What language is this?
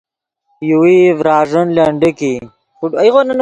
Yidgha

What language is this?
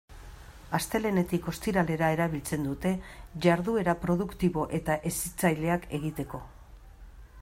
Basque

